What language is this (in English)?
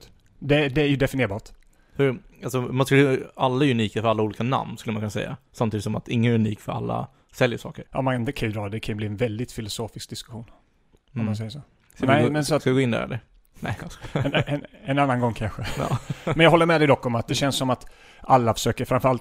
Swedish